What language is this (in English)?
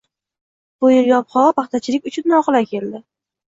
Uzbek